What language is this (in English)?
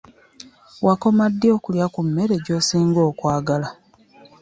Ganda